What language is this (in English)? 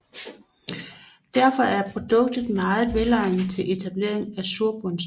Danish